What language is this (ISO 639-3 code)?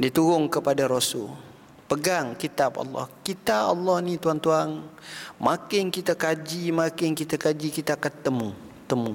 msa